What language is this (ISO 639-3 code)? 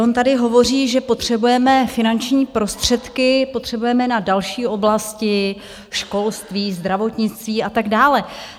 ces